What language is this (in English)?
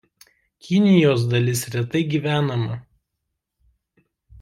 Lithuanian